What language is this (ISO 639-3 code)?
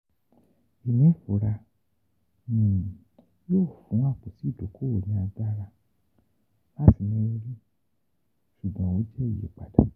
yor